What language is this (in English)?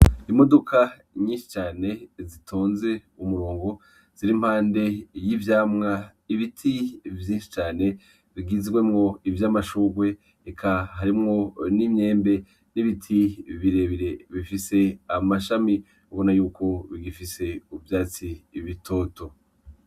Rundi